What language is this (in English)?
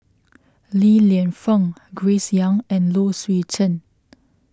English